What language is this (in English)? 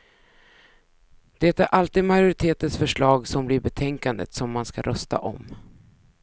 Swedish